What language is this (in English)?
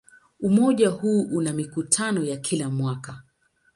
Swahili